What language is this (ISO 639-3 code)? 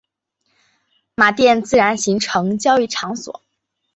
zho